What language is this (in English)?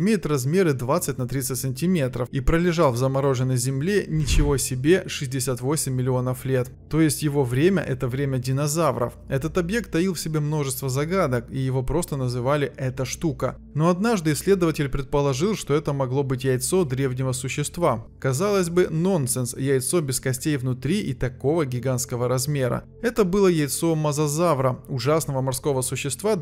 Russian